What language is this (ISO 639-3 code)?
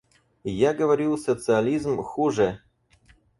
rus